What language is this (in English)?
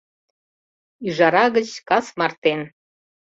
Mari